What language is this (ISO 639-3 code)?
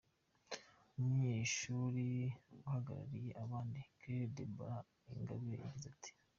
kin